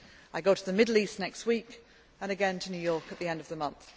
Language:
English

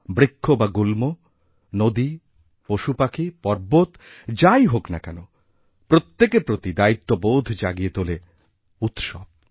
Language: Bangla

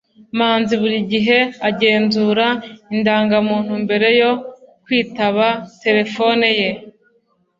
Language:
Kinyarwanda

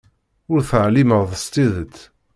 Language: Kabyle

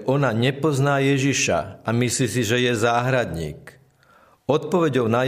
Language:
Slovak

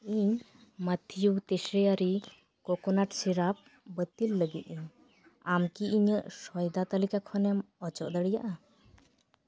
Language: Santali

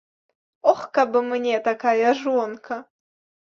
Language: Belarusian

